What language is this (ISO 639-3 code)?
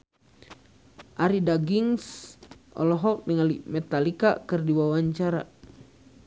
sun